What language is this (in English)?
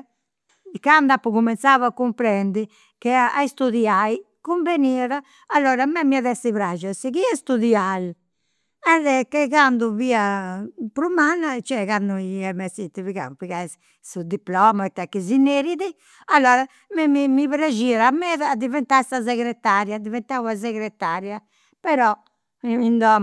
Campidanese Sardinian